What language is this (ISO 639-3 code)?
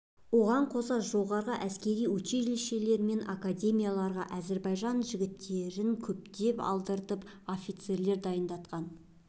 kaz